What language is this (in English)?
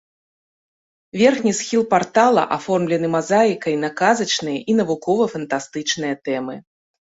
Belarusian